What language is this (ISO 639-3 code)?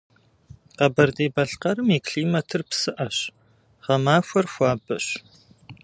kbd